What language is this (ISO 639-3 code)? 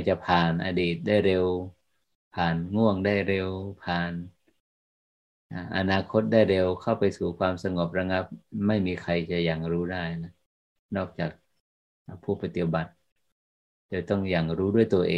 tha